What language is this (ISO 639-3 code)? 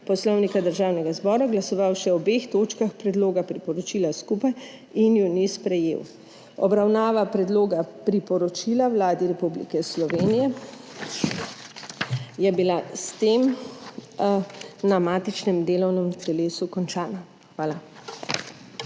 slv